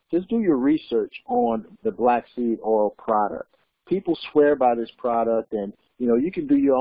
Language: English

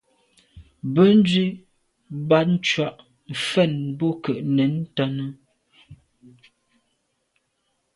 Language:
Medumba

